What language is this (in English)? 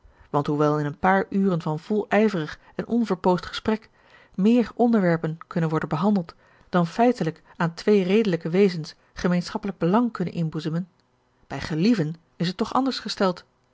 Dutch